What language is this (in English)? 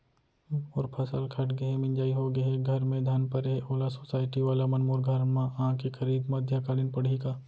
Chhattisgarhi